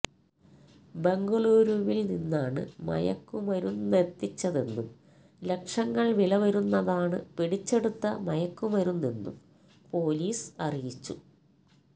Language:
Malayalam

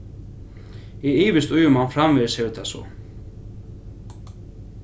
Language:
Faroese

